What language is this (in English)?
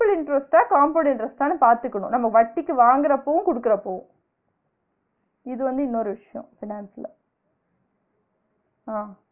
Tamil